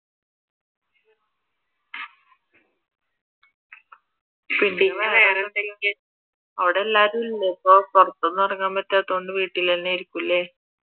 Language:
Malayalam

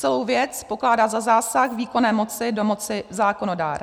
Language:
Czech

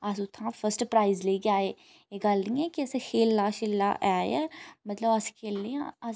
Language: Dogri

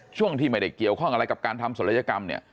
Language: Thai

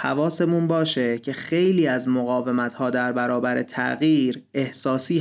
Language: Persian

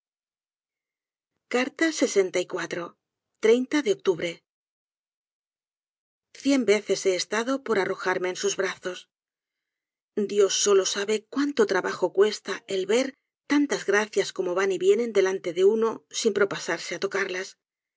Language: Spanish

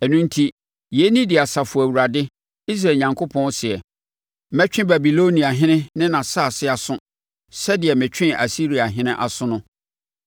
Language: Akan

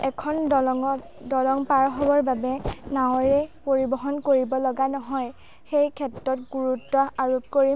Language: Assamese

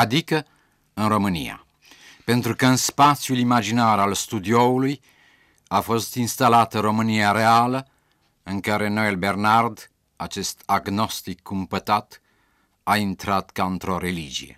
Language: Romanian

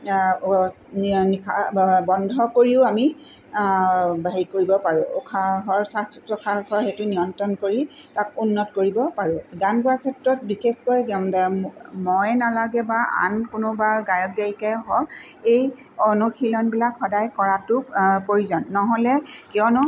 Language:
Assamese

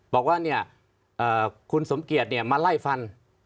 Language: Thai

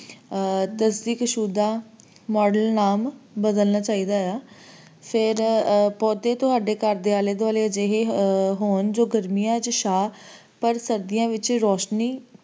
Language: Punjabi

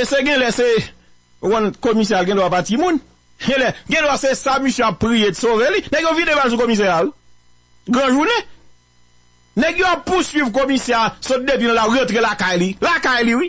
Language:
French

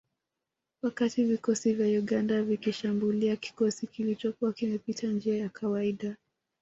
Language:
Swahili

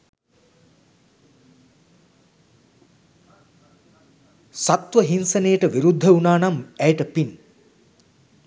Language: Sinhala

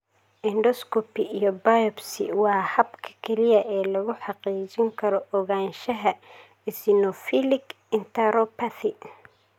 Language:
Somali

